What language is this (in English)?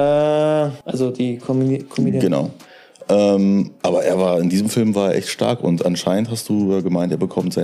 German